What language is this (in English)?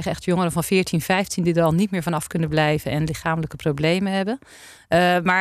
Dutch